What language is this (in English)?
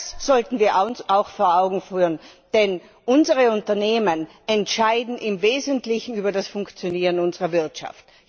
German